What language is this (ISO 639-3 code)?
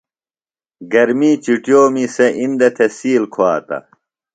phl